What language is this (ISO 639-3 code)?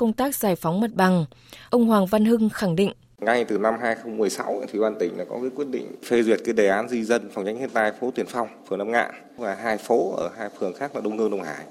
vie